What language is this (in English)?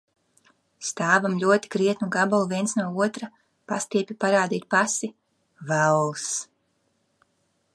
Latvian